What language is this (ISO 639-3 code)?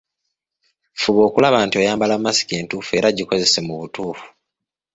lug